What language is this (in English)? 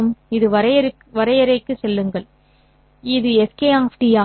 Tamil